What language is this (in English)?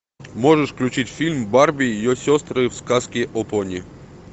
Russian